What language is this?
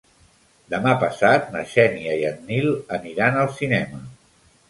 Catalan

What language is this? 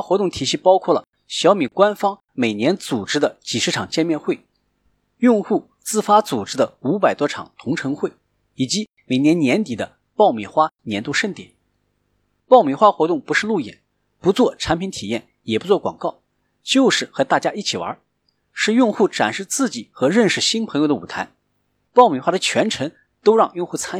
Chinese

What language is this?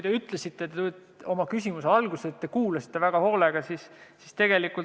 Estonian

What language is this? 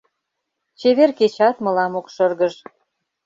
Mari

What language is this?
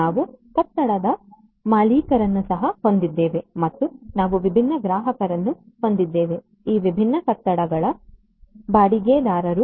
Kannada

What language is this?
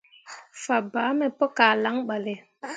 Mundang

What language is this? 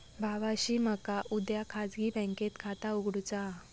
Marathi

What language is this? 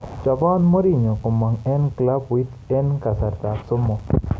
Kalenjin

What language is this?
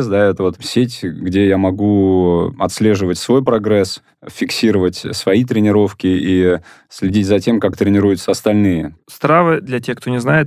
Russian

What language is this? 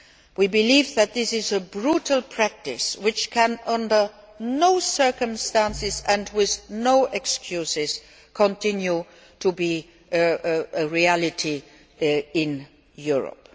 English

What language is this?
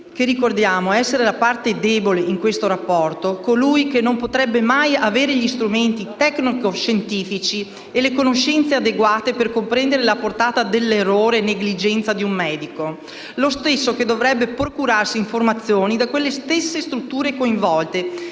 Italian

